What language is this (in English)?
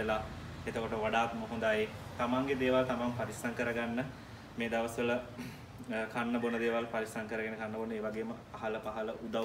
Indonesian